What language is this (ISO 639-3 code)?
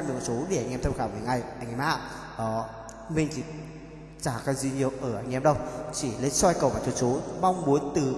vie